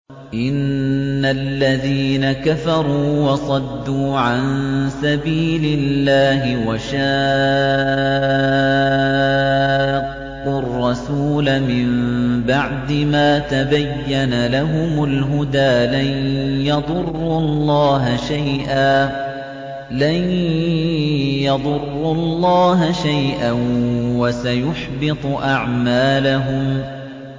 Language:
Arabic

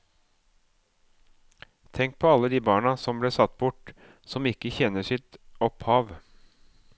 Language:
Norwegian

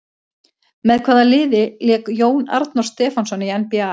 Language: Icelandic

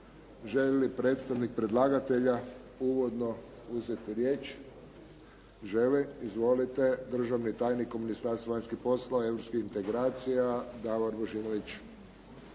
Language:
Croatian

